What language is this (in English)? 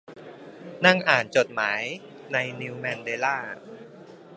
Thai